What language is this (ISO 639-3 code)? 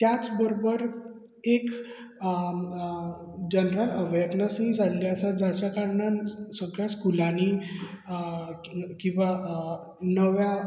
kok